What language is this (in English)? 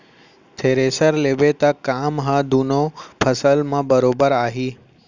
Chhattisgarhi